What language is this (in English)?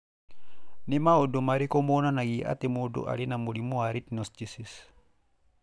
Kikuyu